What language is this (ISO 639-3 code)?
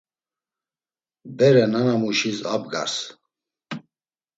lzz